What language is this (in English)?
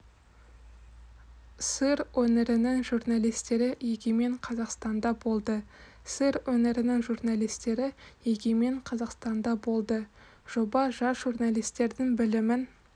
Kazakh